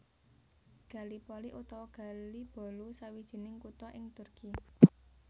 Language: Javanese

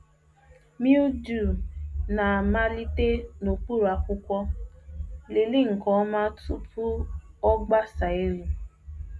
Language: Igbo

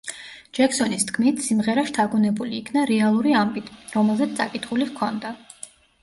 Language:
Georgian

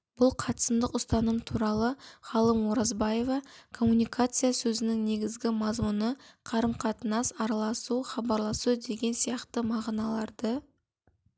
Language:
Kazakh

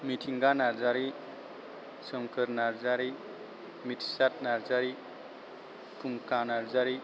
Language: Bodo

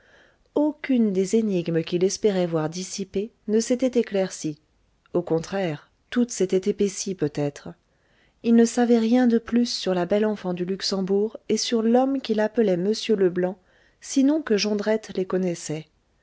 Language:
French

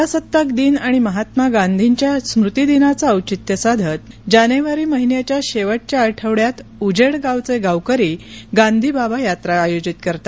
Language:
Marathi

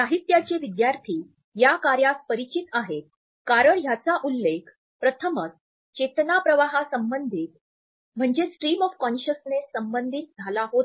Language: Marathi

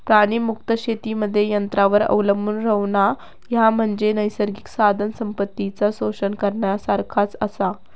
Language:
Marathi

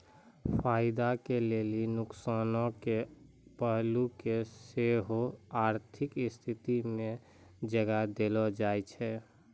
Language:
Maithili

